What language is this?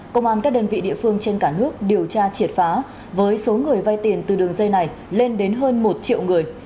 Vietnamese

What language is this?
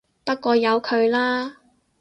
Cantonese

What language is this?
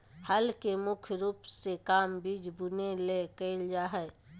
Magahi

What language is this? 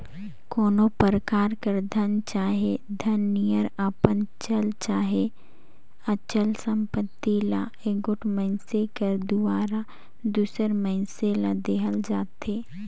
Chhattisgarhi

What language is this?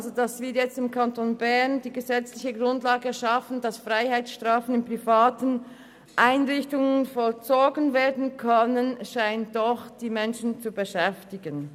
Swiss German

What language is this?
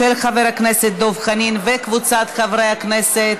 Hebrew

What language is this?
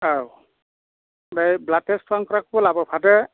Bodo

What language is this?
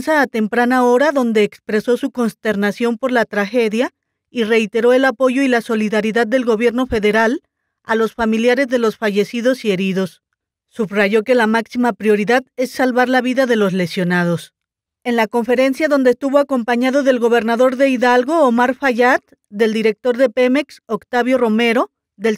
Spanish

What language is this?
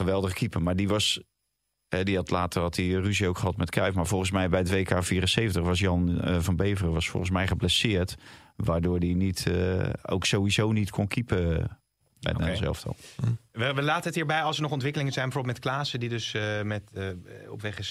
Dutch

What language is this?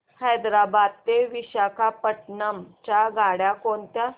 Marathi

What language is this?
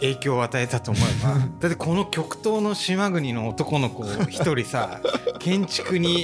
Japanese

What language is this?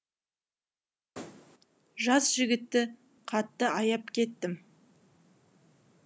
Kazakh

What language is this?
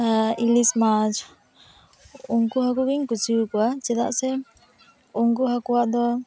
Santali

